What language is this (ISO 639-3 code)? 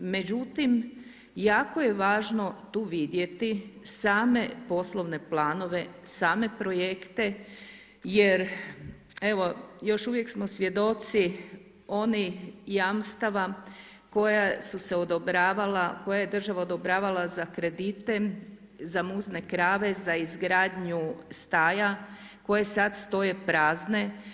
hrv